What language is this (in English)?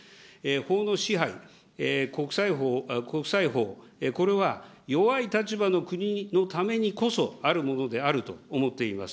Japanese